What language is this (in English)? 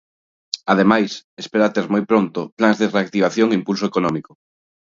Galician